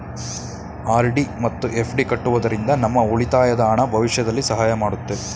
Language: Kannada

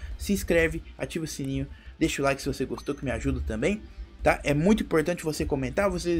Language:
Portuguese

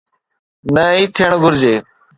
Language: Sindhi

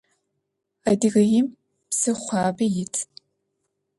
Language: Adyghe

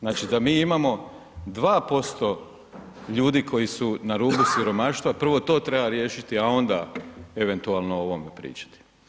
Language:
Croatian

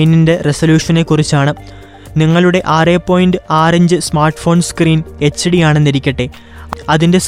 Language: Malayalam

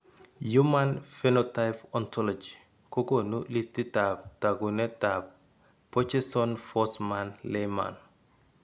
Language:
Kalenjin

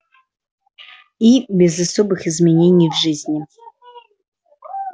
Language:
Russian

